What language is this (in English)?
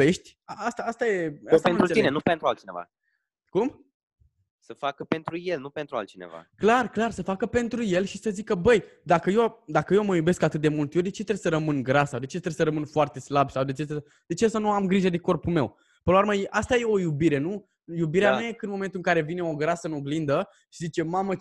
Romanian